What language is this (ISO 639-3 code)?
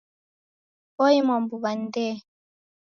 dav